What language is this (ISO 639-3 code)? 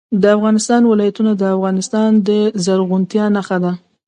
pus